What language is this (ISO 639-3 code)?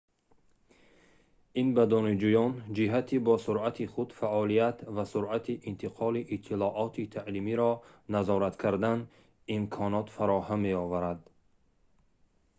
tgk